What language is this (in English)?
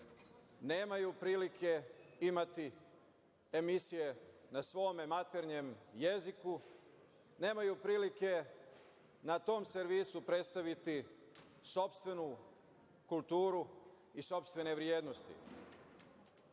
Serbian